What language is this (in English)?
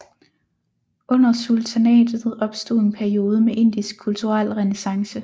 Danish